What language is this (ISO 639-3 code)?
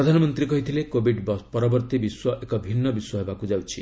ori